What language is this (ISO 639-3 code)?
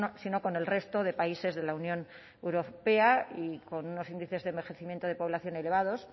spa